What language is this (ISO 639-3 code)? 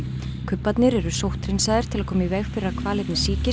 isl